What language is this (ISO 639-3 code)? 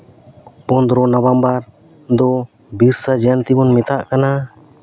sat